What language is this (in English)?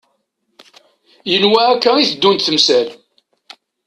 Kabyle